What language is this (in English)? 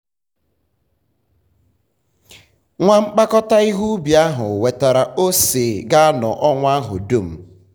Igbo